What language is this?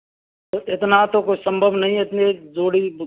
Hindi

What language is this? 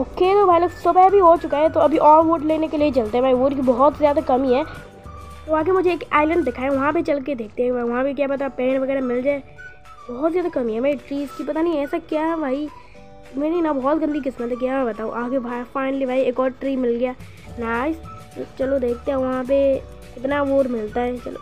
Hindi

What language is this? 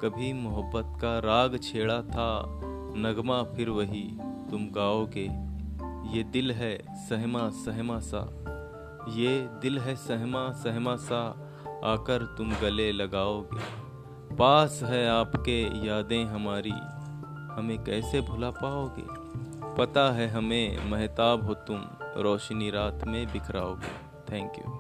Hindi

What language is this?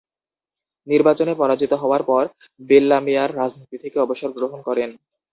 Bangla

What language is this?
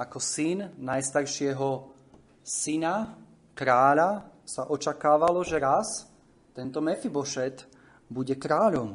Slovak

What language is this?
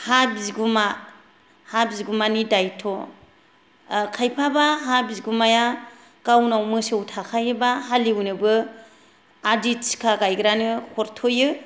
Bodo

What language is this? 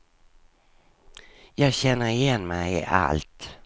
Swedish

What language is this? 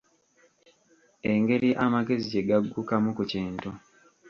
Ganda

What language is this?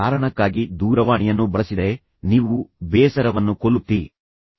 Kannada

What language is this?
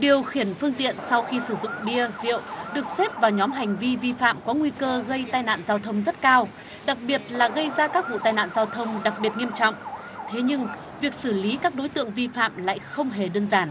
Vietnamese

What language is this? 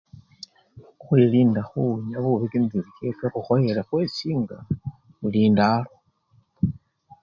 Luyia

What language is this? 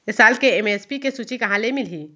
Chhattisgarhi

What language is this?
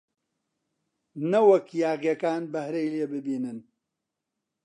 Central Kurdish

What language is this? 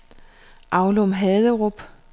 Danish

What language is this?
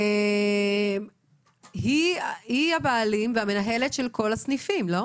Hebrew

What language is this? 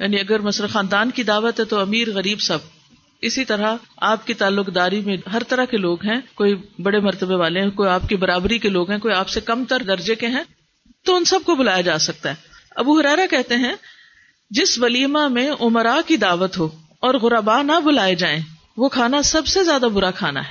Urdu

